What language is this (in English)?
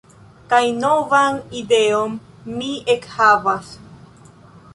Esperanto